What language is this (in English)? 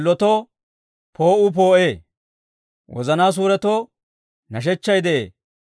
Dawro